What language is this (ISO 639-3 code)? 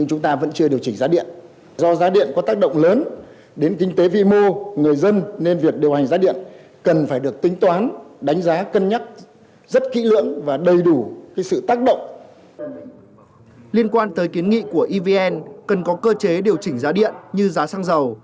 vie